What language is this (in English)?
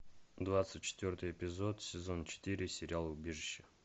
Russian